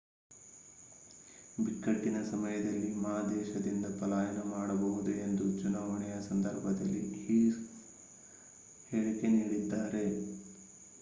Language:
Kannada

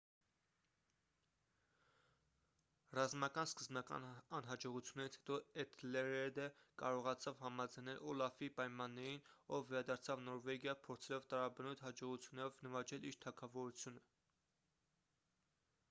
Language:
Armenian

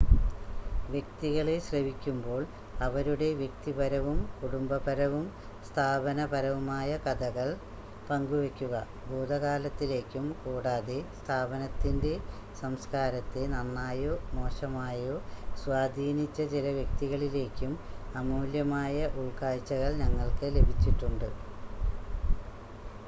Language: Malayalam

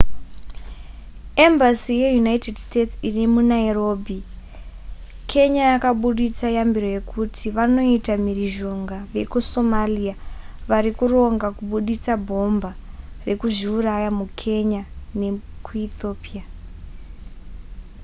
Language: Shona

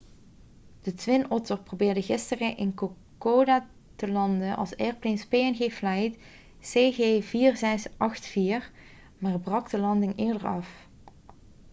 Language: Dutch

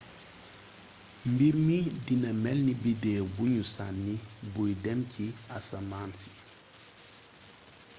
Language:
Wolof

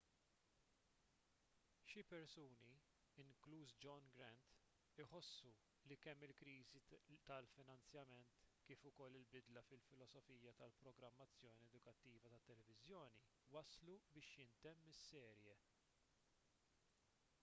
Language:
Maltese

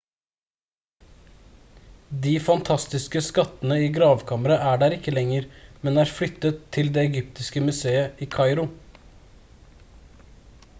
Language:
Norwegian Bokmål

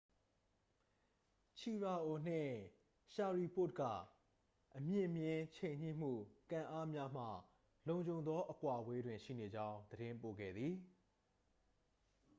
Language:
Burmese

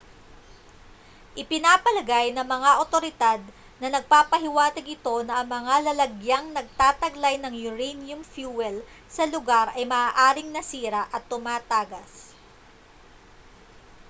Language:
Filipino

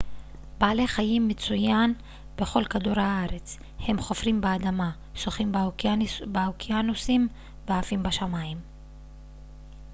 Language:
Hebrew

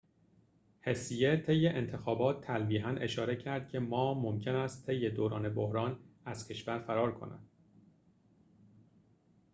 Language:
Persian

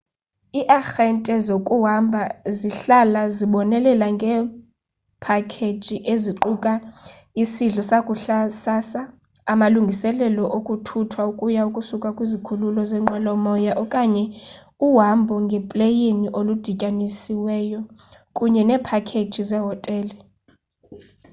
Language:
Xhosa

